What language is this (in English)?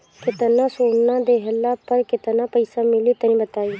Bhojpuri